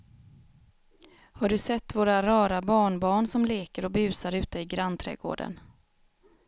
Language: Swedish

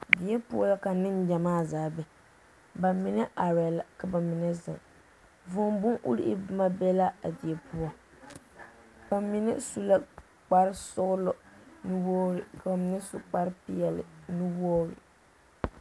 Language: Southern Dagaare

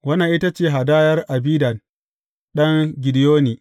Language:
Hausa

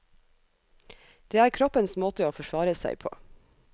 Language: Norwegian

